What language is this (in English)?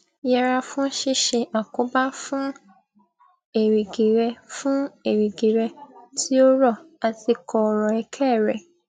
Yoruba